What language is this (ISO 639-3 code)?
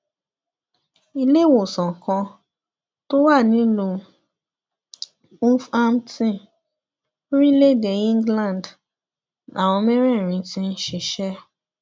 yor